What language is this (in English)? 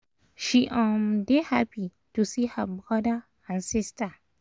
Nigerian Pidgin